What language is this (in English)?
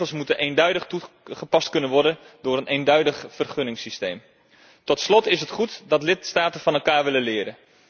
Dutch